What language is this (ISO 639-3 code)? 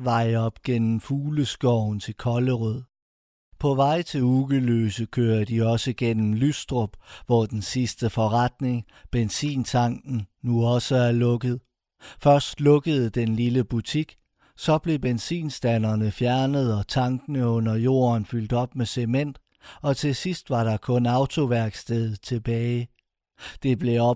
dan